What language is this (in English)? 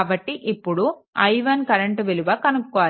Telugu